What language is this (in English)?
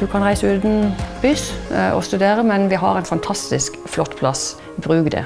Norwegian